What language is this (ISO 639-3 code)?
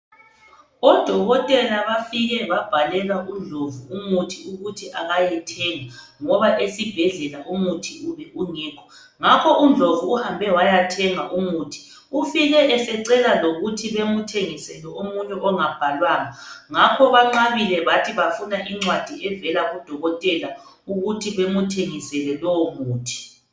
nde